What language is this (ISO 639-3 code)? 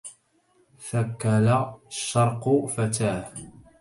ara